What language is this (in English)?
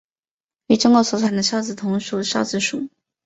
Chinese